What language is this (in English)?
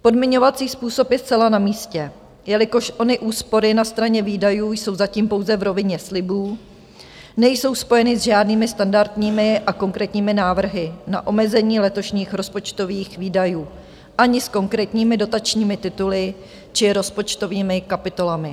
Czech